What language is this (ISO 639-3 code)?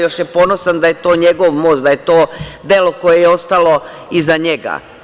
srp